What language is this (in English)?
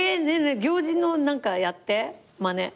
Japanese